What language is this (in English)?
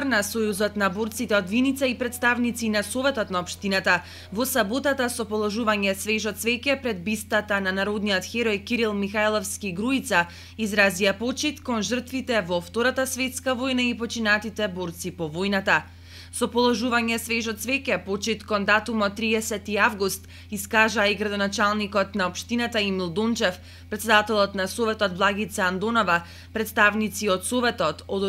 Macedonian